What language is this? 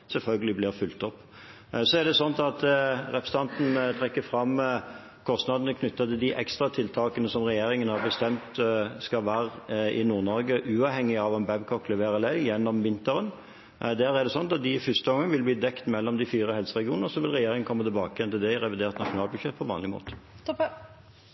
Norwegian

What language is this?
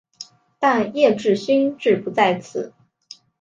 Chinese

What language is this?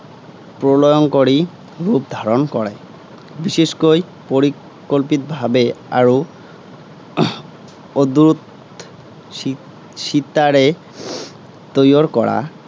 Assamese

